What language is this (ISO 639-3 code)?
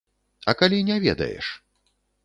bel